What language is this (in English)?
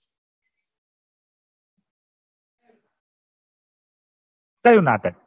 Gujarati